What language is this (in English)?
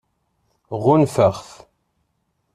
Kabyle